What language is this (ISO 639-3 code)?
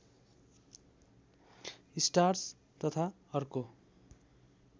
nep